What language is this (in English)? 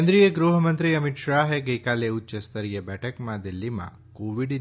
Gujarati